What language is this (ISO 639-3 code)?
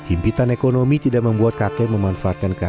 ind